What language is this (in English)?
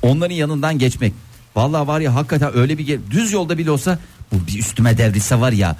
Turkish